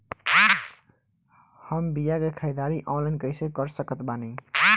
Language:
Bhojpuri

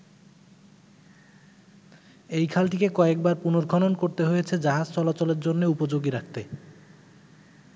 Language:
Bangla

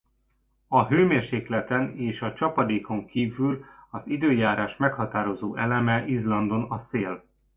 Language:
Hungarian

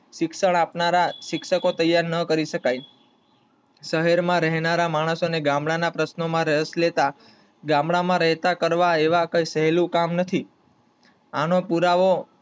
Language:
Gujarati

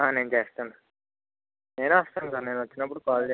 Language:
Telugu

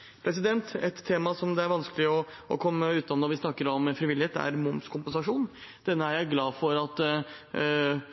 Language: Norwegian Bokmål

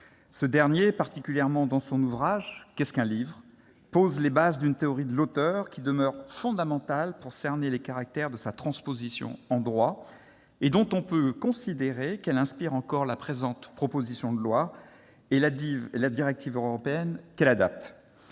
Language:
French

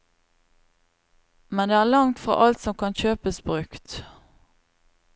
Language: Norwegian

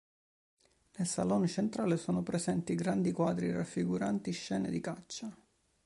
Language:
Italian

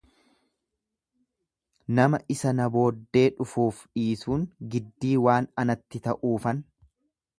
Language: Oromo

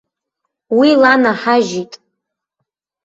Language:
Abkhazian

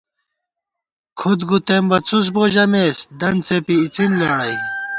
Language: Gawar-Bati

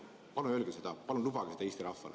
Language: Estonian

